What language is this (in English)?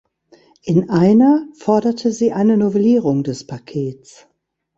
German